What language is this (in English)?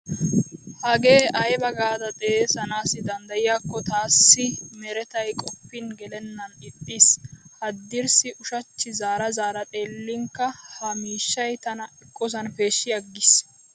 Wolaytta